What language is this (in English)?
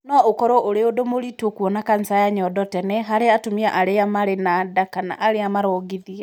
Kikuyu